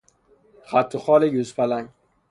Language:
Persian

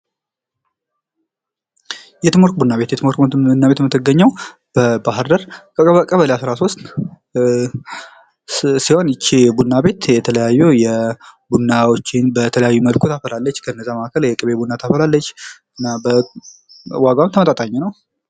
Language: Amharic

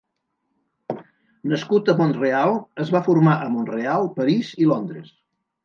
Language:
Catalan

